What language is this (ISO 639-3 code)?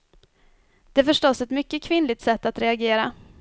swe